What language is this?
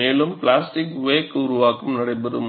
Tamil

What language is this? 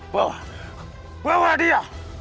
Indonesian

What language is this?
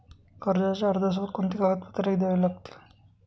Marathi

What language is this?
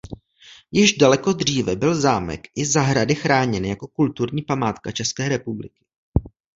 Czech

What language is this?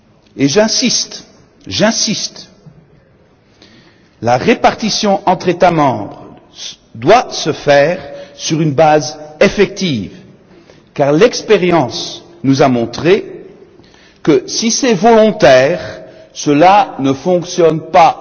French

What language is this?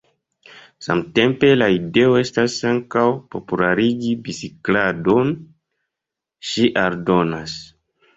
Esperanto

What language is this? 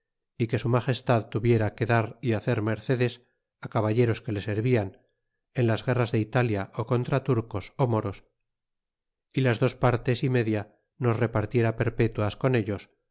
Spanish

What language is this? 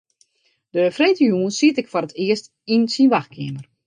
Western Frisian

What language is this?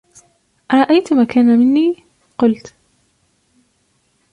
Arabic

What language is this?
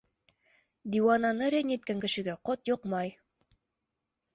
Bashkir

